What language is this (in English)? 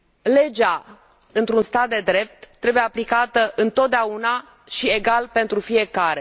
Romanian